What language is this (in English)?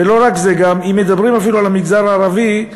Hebrew